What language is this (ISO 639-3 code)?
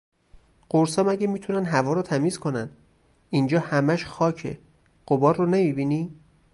fas